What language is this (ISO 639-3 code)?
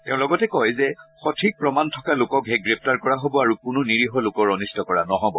asm